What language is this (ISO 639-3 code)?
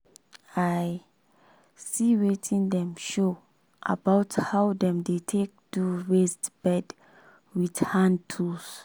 pcm